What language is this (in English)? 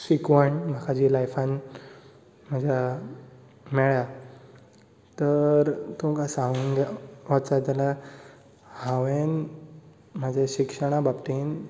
Konkani